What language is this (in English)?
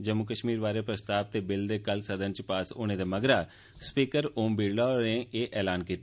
Dogri